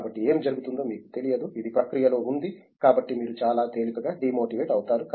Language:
Telugu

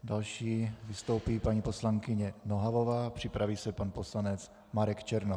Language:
Czech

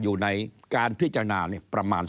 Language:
Thai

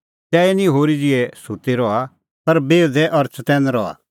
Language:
Kullu Pahari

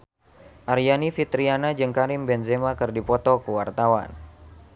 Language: Sundanese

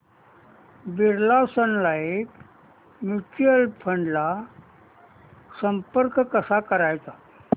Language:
Marathi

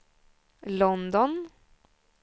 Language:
Swedish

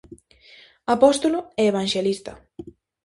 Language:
Galician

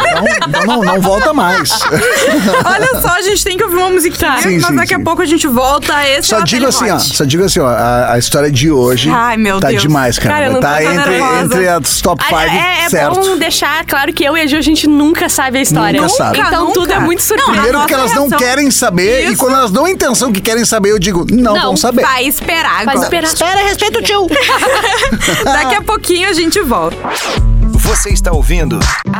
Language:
Portuguese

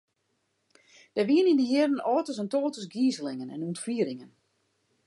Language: Western Frisian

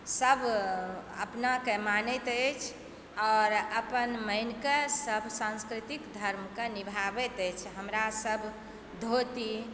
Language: Maithili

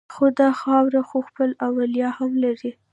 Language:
Pashto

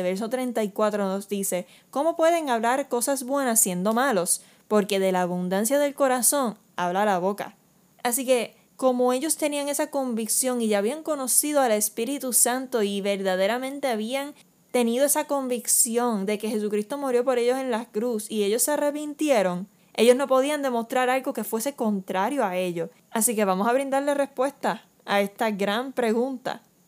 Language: Spanish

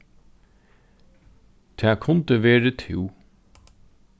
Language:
Faroese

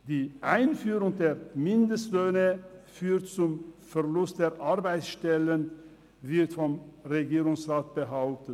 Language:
Swiss German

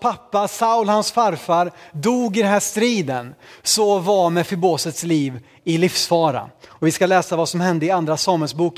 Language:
Swedish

